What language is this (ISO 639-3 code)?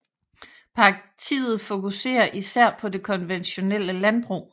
dan